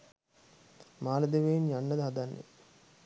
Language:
Sinhala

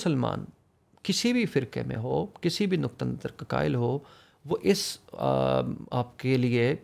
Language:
Urdu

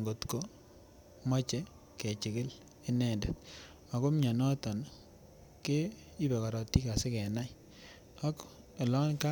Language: Kalenjin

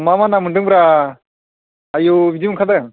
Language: Bodo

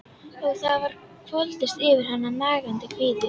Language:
Icelandic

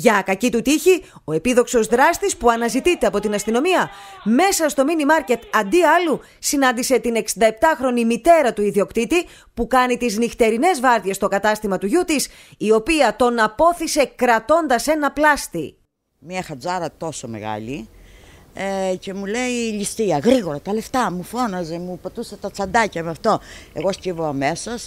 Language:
Greek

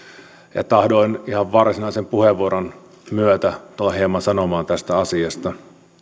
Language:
Finnish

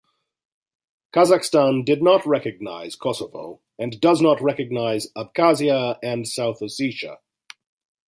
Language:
English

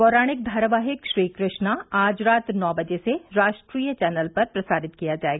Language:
Hindi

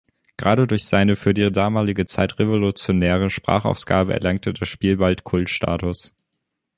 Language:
German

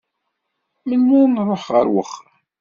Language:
Kabyle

